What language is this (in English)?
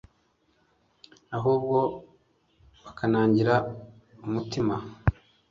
Kinyarwanda